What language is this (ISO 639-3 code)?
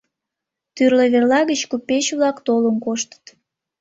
chm